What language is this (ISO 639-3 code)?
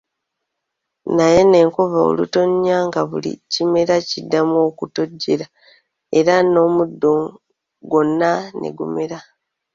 lug